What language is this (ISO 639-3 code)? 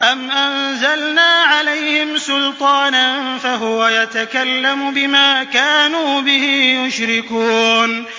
ara